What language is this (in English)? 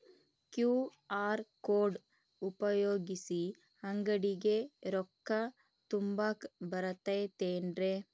Kannada